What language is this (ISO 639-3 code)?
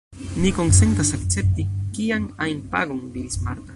epo